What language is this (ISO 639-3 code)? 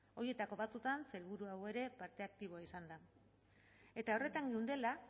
eus